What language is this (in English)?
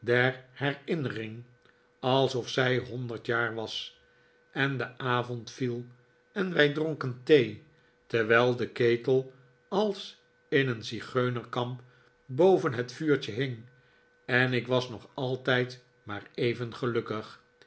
Dutch